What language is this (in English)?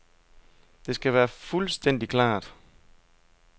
Danish